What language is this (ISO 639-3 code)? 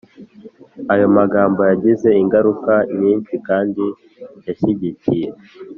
kin